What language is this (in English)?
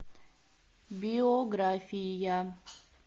Russian